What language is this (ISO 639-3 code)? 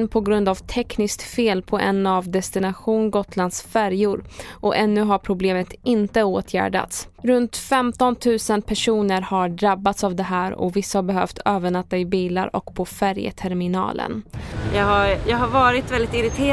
swe